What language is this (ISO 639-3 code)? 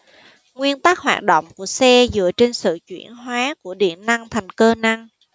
vie